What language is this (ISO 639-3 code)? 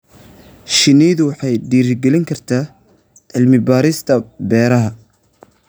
som